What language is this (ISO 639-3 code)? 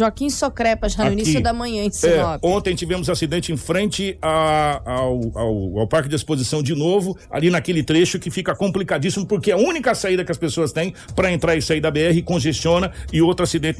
por